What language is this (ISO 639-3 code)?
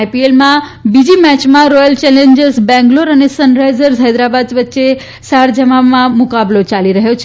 guj